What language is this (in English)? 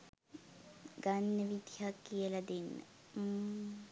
Sinhala